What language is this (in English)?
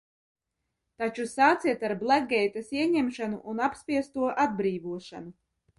Latvian